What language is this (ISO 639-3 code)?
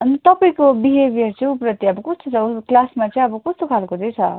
nep